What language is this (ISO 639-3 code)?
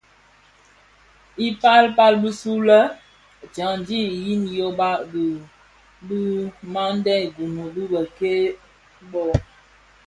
ksf